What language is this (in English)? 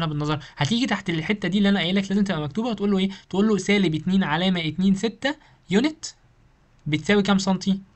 Arabic